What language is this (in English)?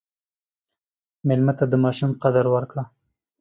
Pashto